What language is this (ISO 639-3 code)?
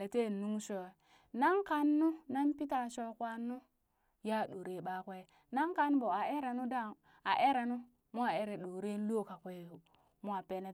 bys